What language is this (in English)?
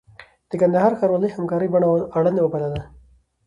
Pashto